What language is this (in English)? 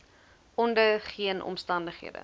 Afrikaans